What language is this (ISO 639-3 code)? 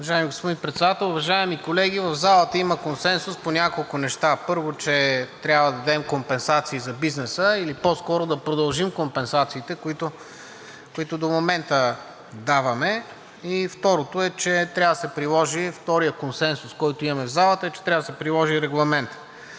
bul